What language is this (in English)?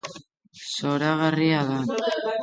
Basque